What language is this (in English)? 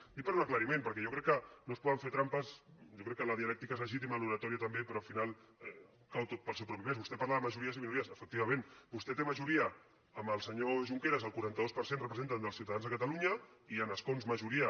Catalan